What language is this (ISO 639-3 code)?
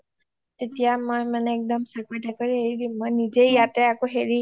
asm